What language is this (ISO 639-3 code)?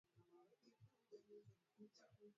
swa